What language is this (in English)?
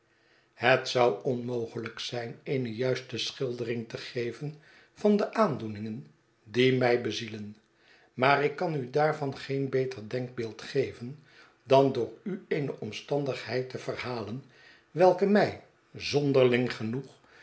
Dutch